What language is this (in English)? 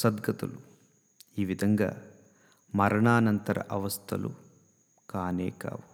Telugu